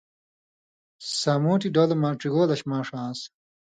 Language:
Indus Kohistani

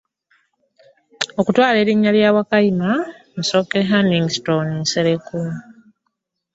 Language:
Ganda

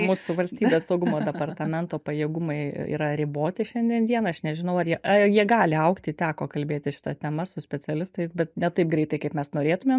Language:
Lithuanian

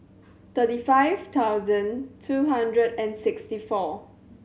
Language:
English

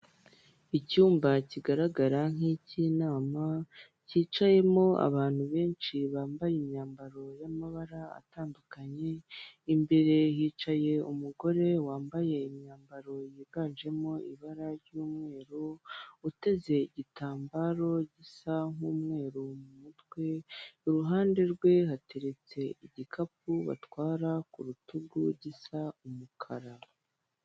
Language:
Kinyarwanda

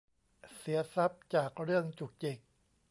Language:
Thai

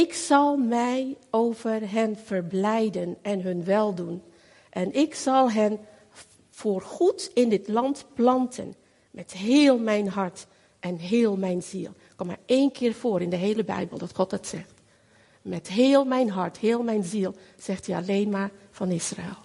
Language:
Dutch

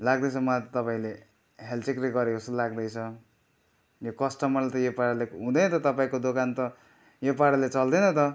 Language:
Nepali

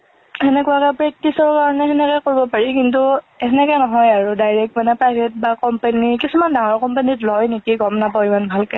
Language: Assamese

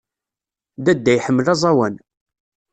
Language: Kabyle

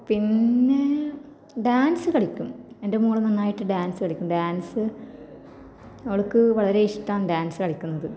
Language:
Malayalam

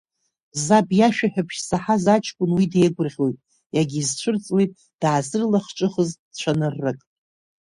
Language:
Abkhazian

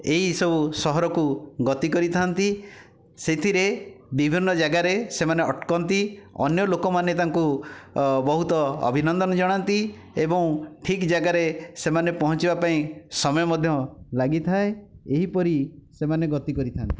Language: Odia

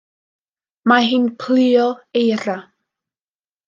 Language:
Welsh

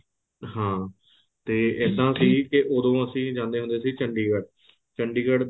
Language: Punjabi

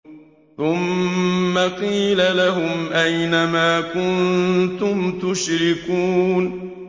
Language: Arabic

